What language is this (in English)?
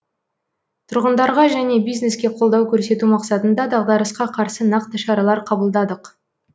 Kazakh